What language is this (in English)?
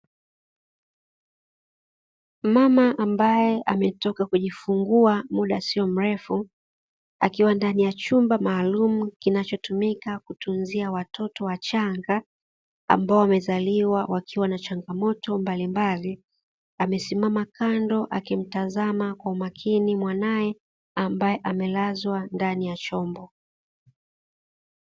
Swahili